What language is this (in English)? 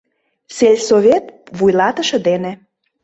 Mari